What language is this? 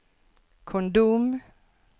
Norwegian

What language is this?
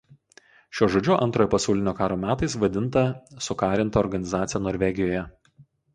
Lithuanian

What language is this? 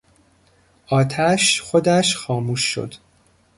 Persian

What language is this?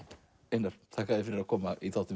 Icelandic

